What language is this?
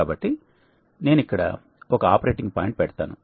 Telugu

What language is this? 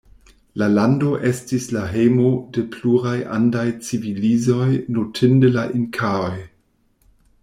Esperanto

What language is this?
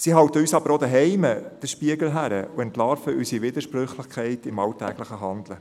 Swiss German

